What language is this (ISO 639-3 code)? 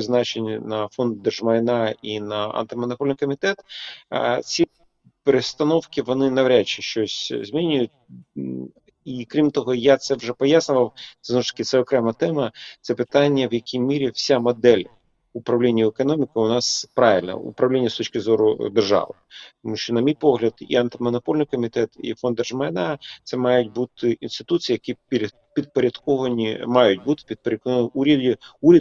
ukr